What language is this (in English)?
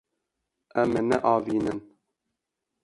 Kurdish